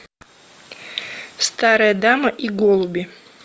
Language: Russian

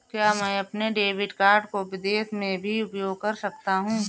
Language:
Hindi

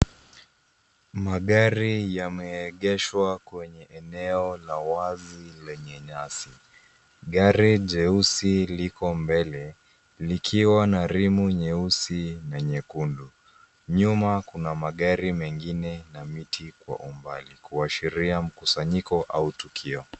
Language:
Swahili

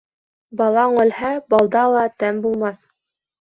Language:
Bashkir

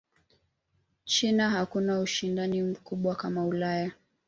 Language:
Swahili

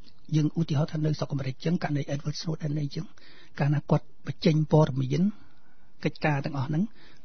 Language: Thai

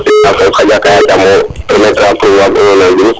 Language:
Serer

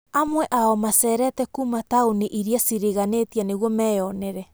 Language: Kikuyu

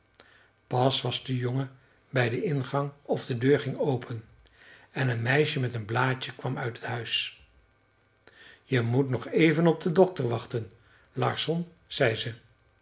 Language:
Dutch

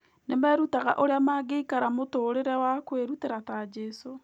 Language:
Kikuyu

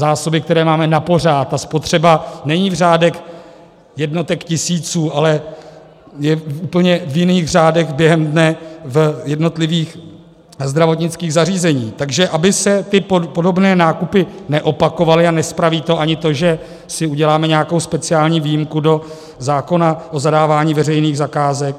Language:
Czech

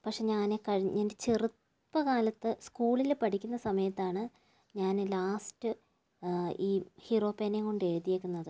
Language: Malayalam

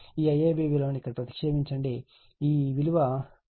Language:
Telugu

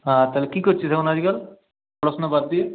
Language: Bangla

